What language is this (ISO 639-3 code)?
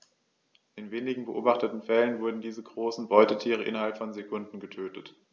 deu